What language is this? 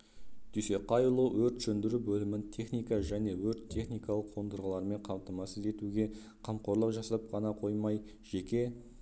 Kazakh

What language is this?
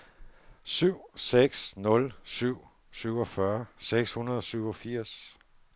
Danish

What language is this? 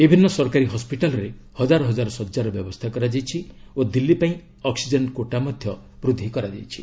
Odia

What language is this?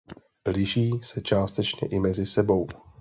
Czech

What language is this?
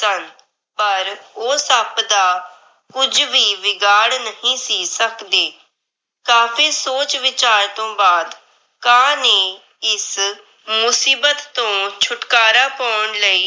Punjabi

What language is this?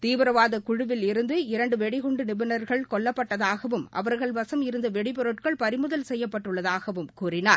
Tamil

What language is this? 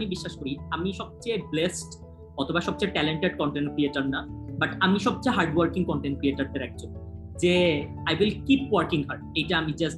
Bangla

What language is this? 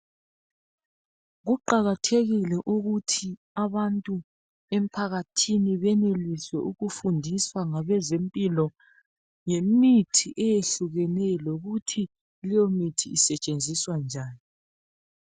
North Ndebele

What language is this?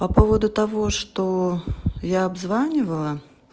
Russian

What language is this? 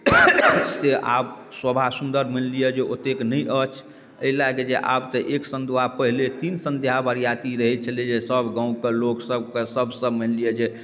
Maithili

